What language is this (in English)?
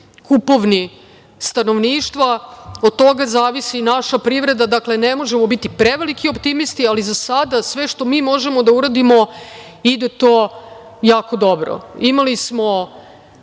Serbian